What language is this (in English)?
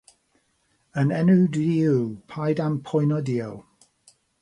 Welsh